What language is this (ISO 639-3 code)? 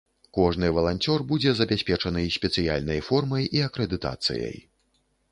bel